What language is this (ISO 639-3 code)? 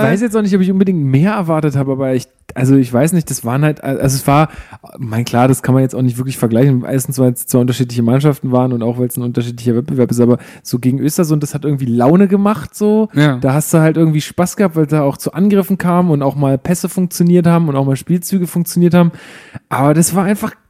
deu